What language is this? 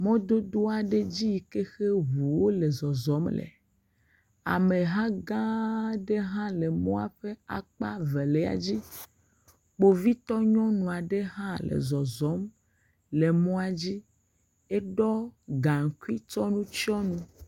Ewe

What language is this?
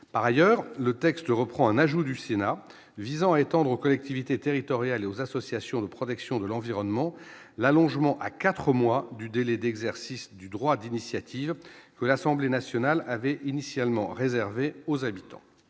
French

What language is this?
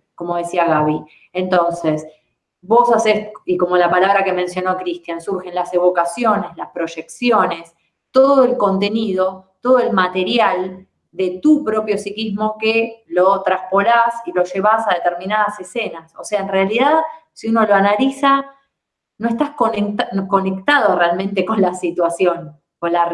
Spanish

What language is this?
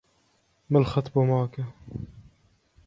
Arabic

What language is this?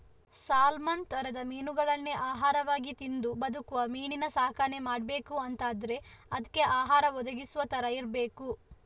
Kannada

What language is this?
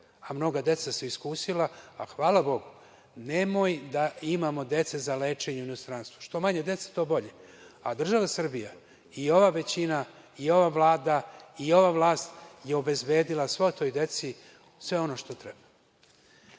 Serbian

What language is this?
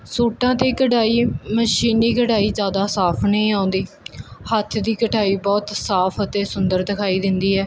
Punjabi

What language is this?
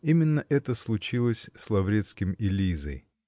Russian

